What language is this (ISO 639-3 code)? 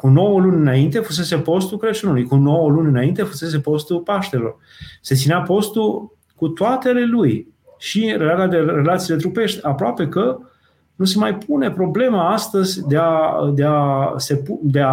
ron